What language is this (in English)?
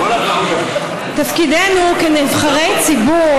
Hebrew